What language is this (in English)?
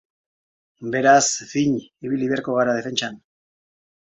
Basque